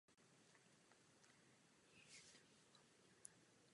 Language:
Czech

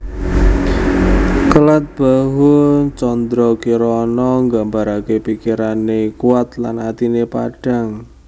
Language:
Javanese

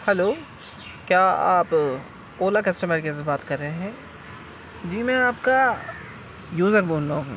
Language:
Urdu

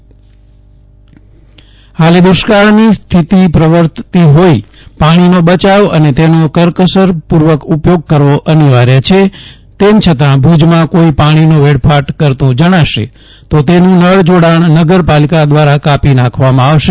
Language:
Gujarati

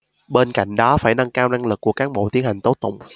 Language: Vietnamese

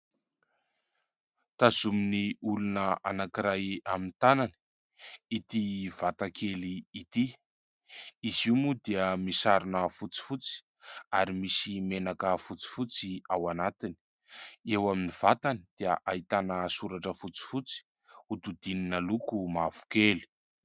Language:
Malagasy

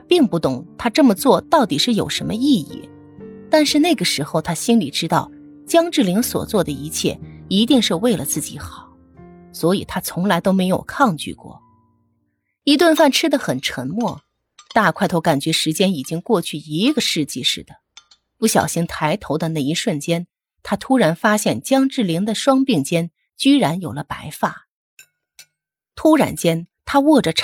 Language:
Chinese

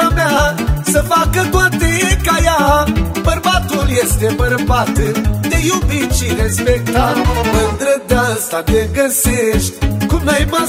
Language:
Romanian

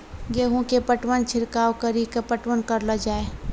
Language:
Maithili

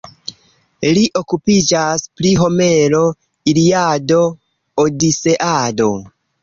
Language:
Esperanto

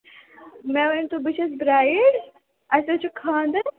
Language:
Kashmiri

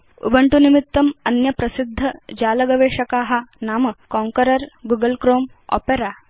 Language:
Sanskrit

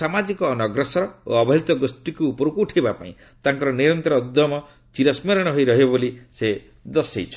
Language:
Odia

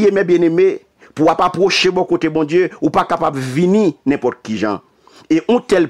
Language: French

